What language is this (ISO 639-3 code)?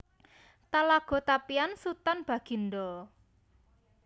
jav